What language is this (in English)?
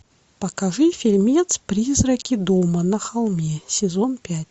Russian